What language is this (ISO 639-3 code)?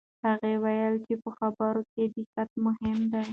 pus